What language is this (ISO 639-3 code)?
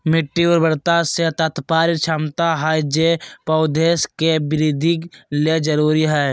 mag